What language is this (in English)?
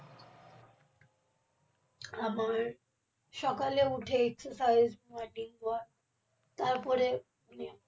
Bangla